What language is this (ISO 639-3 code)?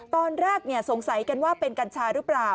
tha